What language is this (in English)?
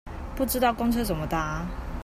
Chinese